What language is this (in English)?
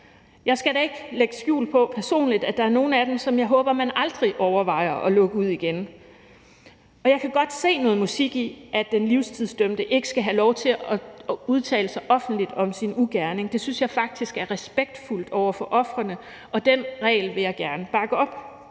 Danish